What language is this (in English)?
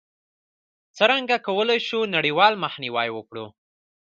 Pashto